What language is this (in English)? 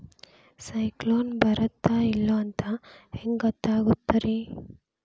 Kannada